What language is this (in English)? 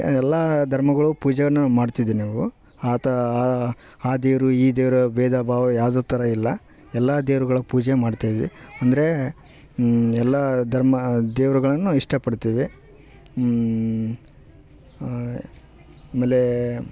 Kannada